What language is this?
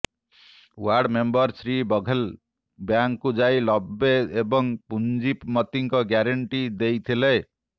Odia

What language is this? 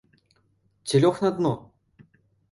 Belarusian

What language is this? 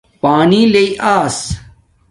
Domaaki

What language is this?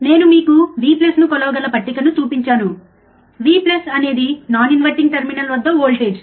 Telugu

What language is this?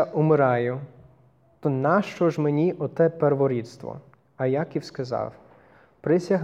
Ukrainian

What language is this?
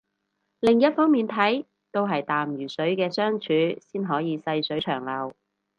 Cantonese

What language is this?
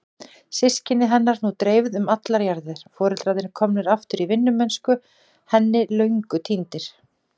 Icelandic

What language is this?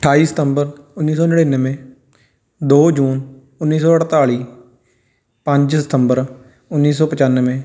Punjabi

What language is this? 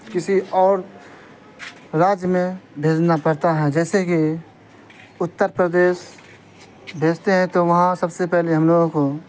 Urdu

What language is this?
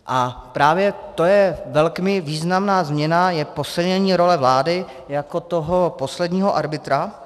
Czech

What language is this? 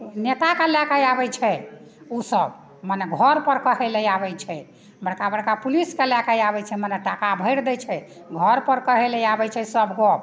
Maithili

